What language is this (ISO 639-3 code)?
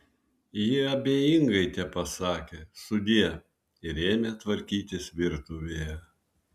lit